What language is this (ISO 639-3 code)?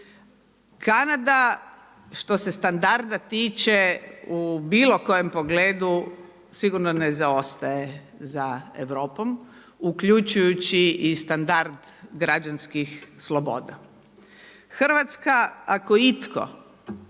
hrv